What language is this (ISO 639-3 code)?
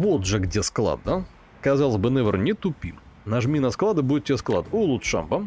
rus